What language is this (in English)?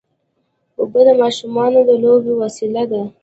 Pashto